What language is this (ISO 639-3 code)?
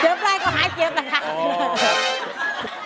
tha